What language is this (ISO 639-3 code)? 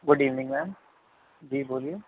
urd